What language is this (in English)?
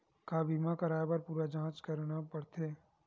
Chhattisgarhi